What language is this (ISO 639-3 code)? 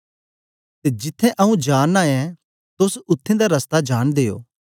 doi